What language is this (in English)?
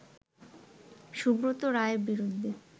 Bangla